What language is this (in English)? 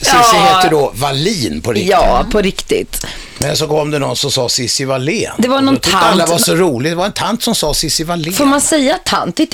Swedish